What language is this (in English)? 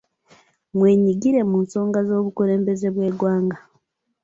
Ganda